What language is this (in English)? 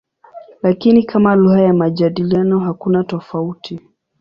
Swahili